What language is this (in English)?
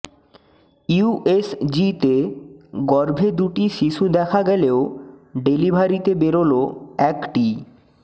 Bangla